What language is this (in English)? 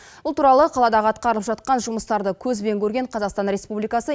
Kazakh